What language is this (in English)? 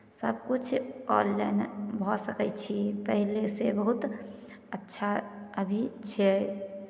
Maithili